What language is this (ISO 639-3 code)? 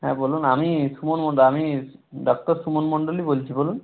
ben